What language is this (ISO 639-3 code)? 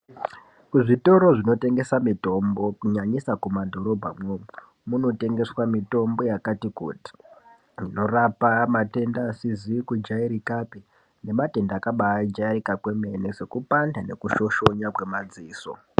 ndc